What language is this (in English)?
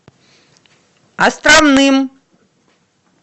Russian